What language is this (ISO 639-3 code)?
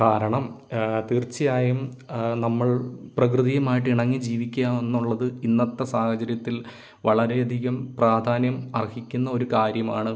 mal